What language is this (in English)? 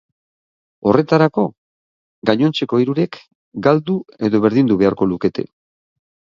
Basque